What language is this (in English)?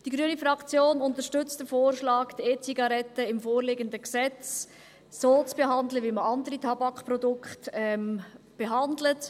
Swiss German